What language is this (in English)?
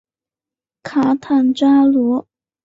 Chinese